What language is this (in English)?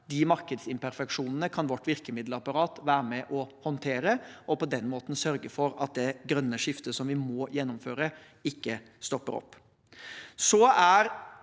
Norwegian